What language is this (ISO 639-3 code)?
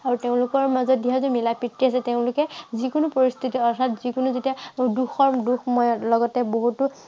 asm